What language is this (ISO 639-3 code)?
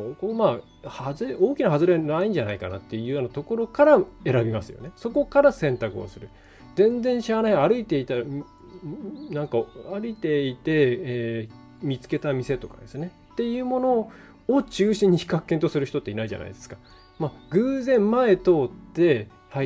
jpn